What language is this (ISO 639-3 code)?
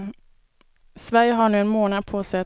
swe